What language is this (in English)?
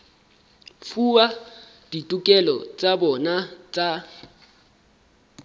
Southern Sotho